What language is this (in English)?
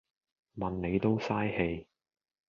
Cantonese